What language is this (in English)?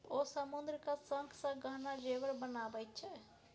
Maithili